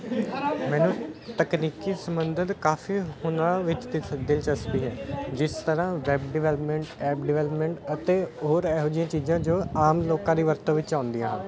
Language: Punjabi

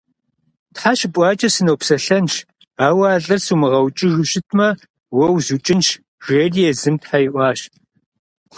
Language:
Kabardian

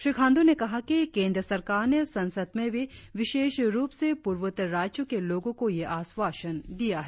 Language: Hindi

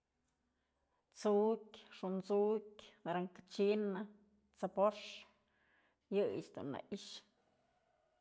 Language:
Mazatlán Mixe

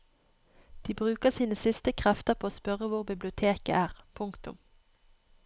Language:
Norwegian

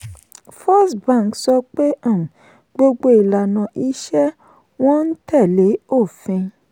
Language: Yoruba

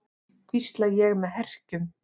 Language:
Icelandic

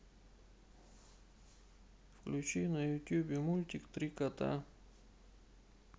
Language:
Russian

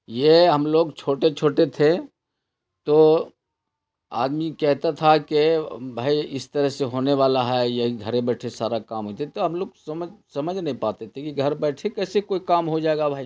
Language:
Urdu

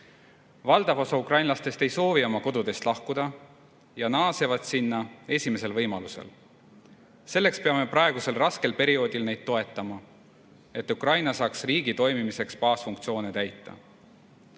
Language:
Estonian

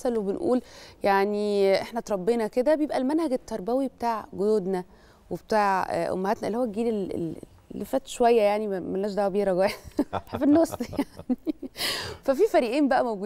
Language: Arabic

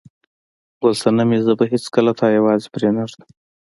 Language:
Pashto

